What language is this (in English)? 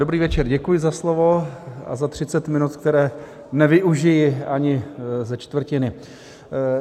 Czech